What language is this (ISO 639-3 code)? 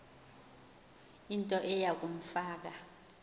xho